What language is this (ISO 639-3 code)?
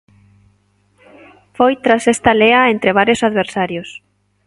glg